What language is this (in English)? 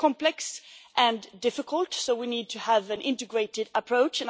English